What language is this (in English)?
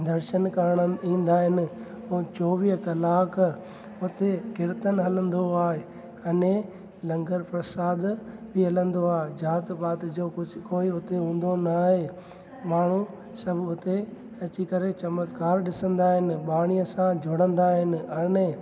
Sindhi